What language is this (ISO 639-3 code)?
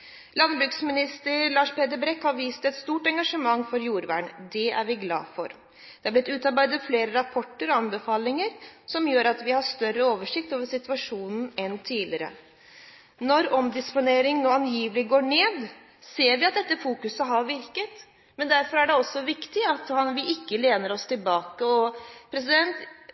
nob